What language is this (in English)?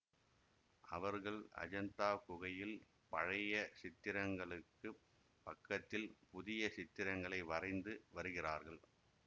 Tamil